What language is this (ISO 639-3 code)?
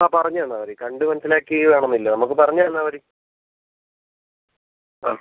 mal